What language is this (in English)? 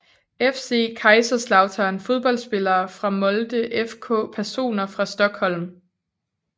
Danish